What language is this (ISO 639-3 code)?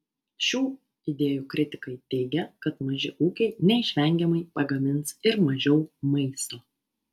lit